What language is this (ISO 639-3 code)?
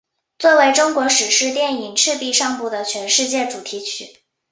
zho